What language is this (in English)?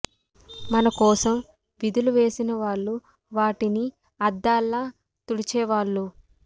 Telugu